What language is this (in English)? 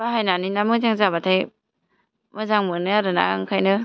Bodo